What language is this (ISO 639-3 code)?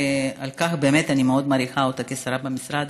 heb